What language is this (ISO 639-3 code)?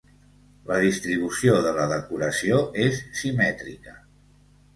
cat